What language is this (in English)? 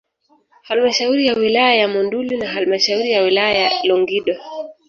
Swahili